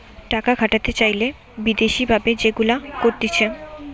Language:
Bangla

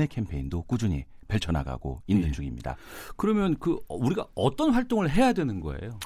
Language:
Korean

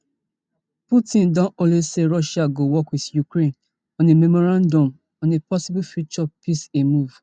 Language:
Nigerian Pidgin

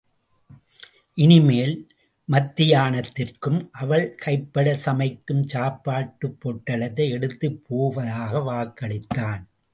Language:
Tamil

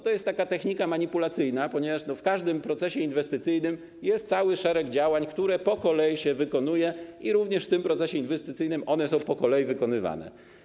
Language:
Polish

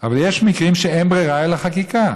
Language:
Hebrew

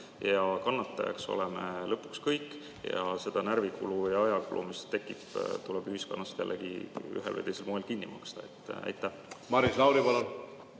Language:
Estonian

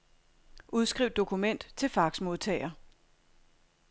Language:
Danish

